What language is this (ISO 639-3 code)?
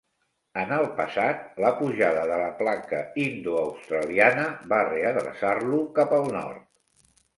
cat